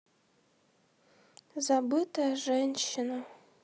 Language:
Russian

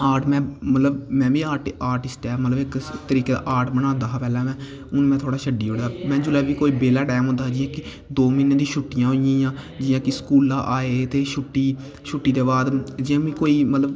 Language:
Dogri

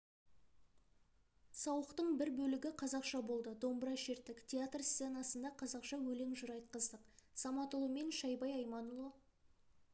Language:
Kazakh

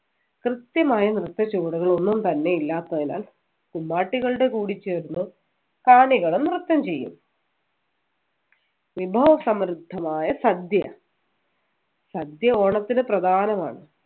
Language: Malayalam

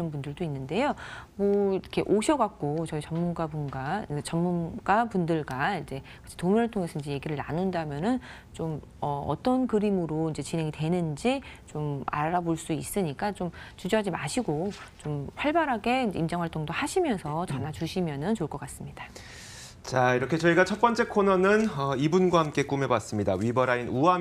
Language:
Korean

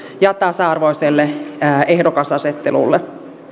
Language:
Finnish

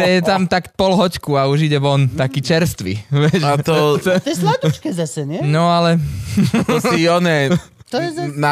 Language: Slovak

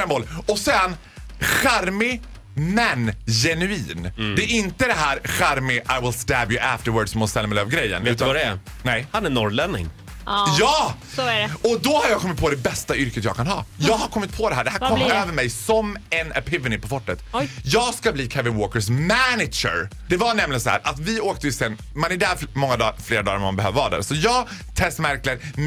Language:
Swedish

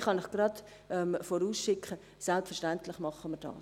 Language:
Swiss German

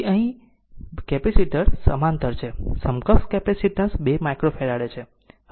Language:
Gujarati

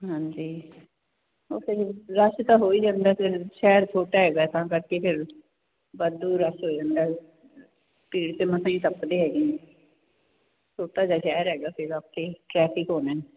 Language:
Punjabi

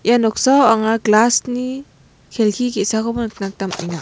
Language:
Garo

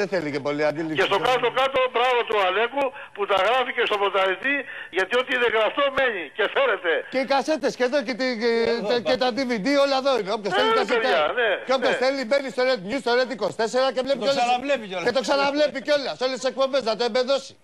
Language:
Greek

